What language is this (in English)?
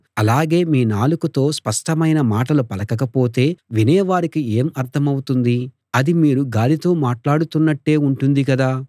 Telugu